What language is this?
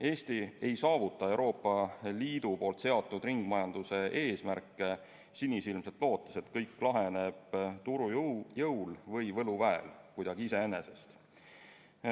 Estonian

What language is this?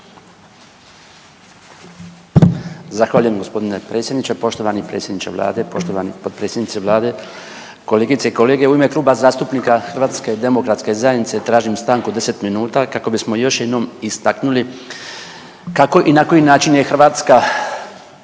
Croatian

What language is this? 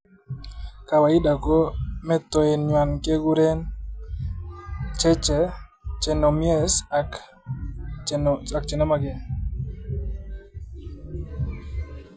Kalenjin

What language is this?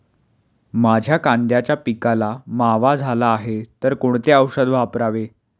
Marathi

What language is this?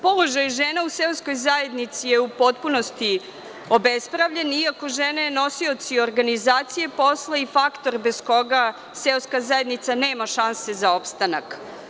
Serbian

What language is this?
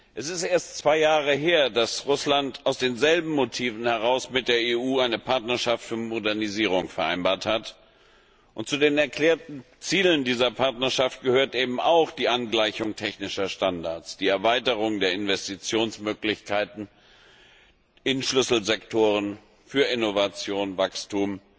German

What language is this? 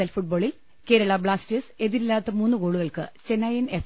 Malayalam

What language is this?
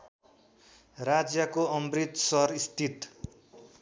Nepali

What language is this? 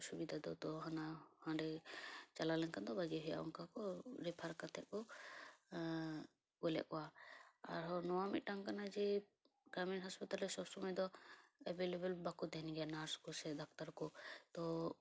Santali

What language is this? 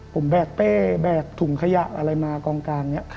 Thai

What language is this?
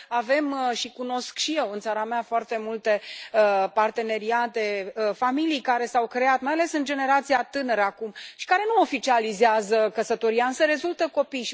Romanian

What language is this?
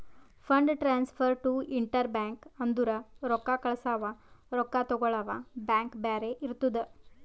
Kannada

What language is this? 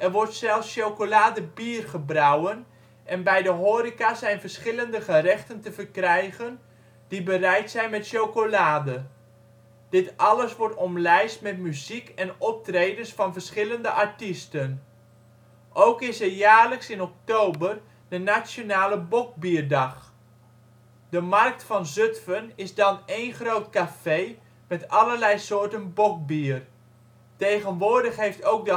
Dutch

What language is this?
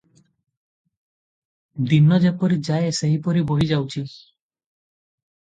Odia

